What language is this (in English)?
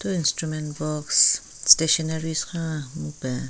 Southern Rengma Naga